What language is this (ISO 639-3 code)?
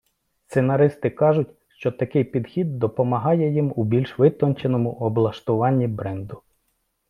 ukr